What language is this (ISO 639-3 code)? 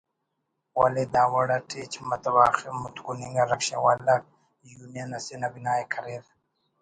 brh